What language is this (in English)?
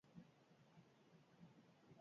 Basque